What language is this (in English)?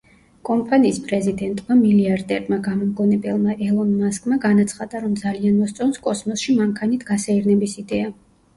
Georgian